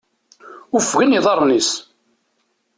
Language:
Kabyle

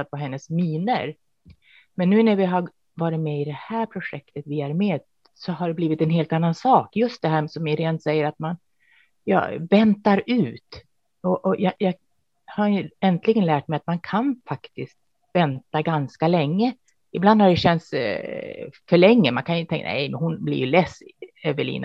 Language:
Swedish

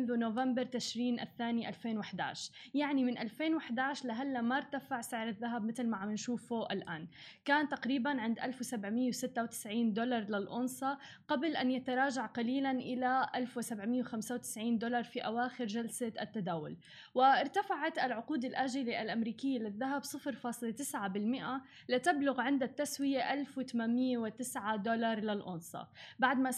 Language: Arabic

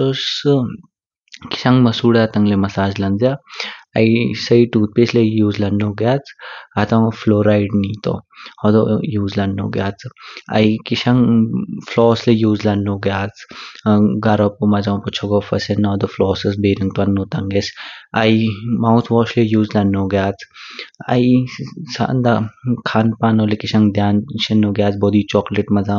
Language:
Kinnauri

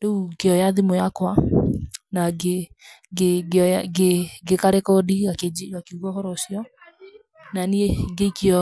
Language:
Kikuyu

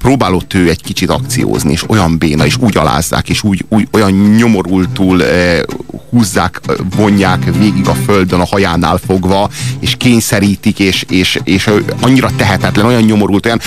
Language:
Hungarian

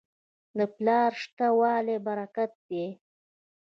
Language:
Pashto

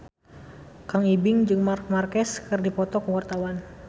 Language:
Sundanese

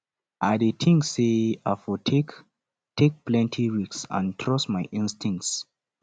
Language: Nigerian Pidgin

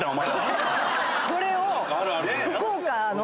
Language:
Japanese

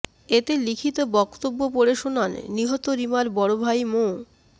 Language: Bangla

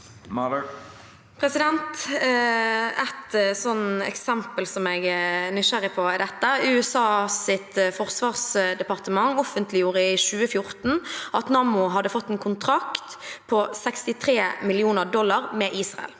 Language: Norwegian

